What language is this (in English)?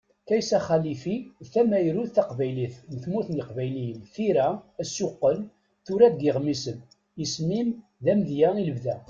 Kabyle